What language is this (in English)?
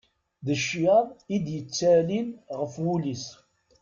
Kabyle